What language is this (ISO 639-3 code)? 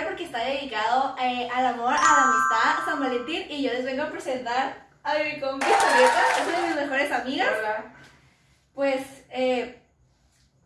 spa